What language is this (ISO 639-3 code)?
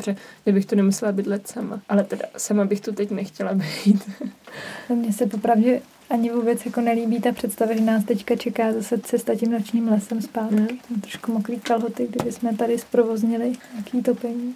ces